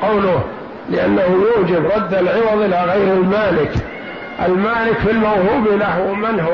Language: Arabic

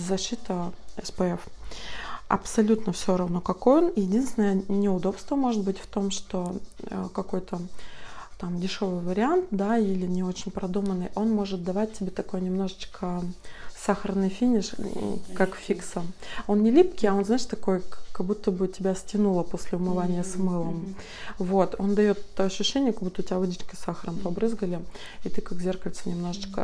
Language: Russian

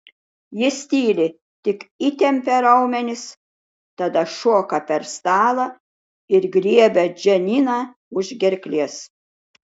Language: Lithuanian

